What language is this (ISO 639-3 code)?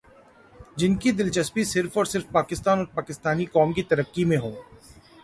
urd